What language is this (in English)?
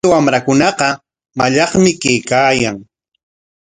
Corongo Ancash Quechua